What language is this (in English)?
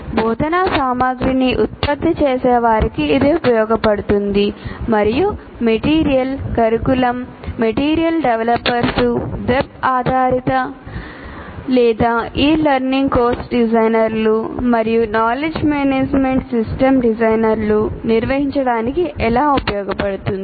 Telugu